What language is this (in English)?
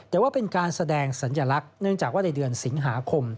Thai